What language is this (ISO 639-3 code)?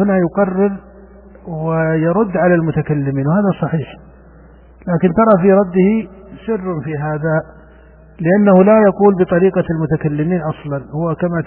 ara